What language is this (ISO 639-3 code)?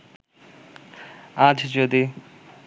ben